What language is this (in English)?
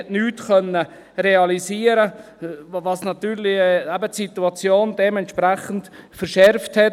Swiss German